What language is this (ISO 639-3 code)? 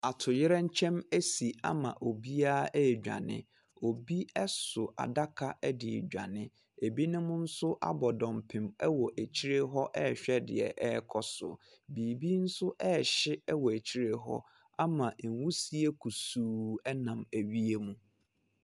aka